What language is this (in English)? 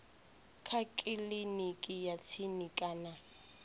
Venda